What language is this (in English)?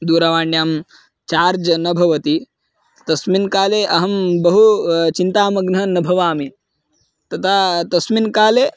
Sanskrit